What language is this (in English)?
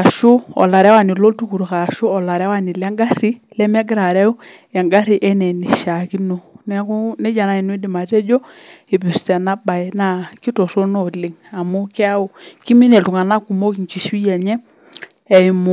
Masai